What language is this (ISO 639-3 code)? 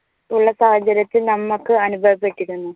mal